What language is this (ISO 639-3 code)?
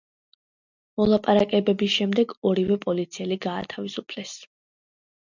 kat